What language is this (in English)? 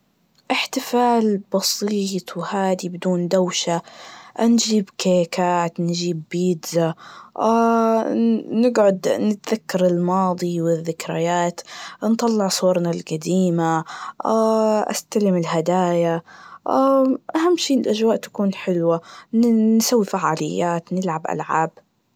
Najdi Arabic